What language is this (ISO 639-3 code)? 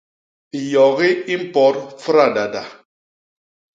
bas